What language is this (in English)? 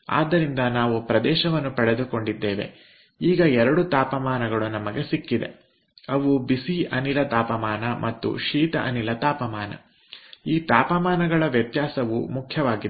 Kannada